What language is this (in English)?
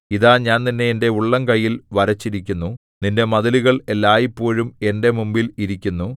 Malayalam